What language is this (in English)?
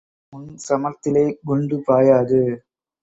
Tamil